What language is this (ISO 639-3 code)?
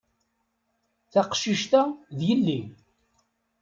kab